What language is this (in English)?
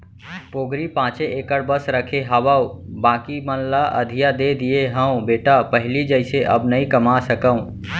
Chhattisgarhi